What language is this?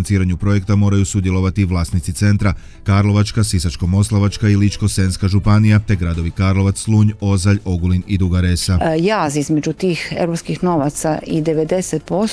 Croatian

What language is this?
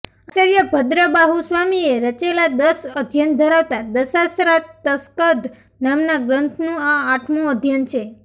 Gujarati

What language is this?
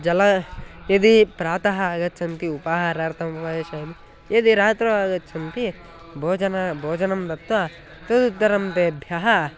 Sanskrit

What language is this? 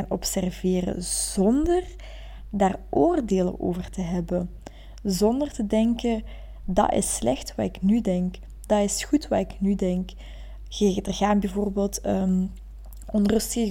Dutch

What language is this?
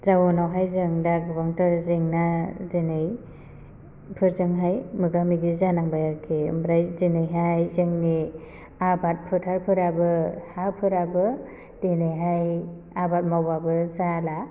Bodo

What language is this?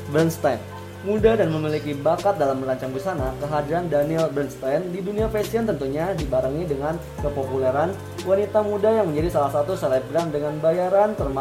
Indonesian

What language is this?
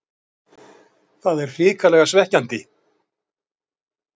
Icelandic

